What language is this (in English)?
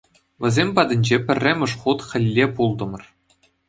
Chuvash